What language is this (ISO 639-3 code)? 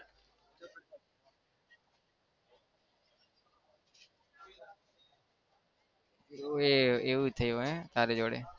guj